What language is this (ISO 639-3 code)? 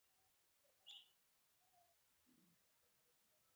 pus